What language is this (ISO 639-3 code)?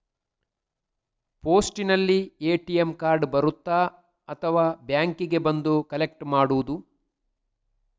kan